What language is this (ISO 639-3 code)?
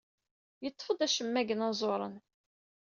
kab